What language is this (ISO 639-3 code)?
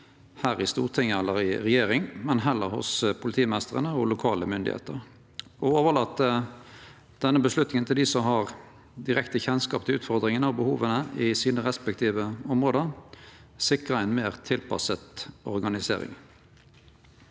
nor